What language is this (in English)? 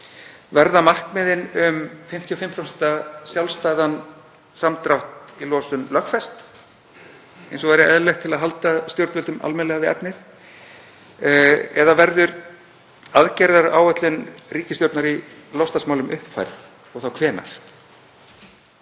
Icelandic